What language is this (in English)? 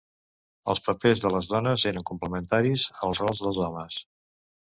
Catalan